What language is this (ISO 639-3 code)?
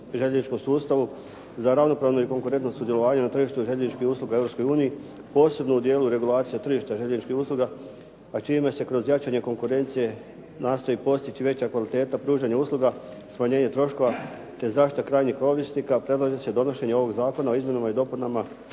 hrv